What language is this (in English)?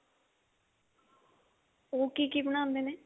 Punjabi